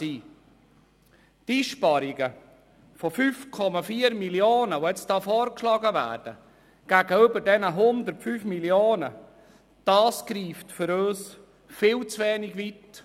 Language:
Swiss German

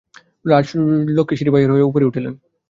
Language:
Bangla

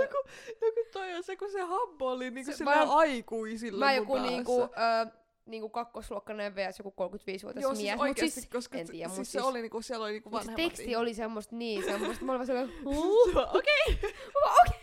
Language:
Finnish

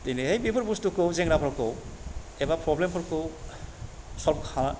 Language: Bodo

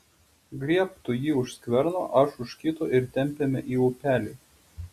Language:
Lithuanian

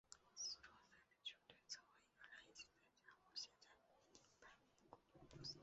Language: Chinese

